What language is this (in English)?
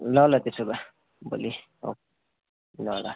Nepali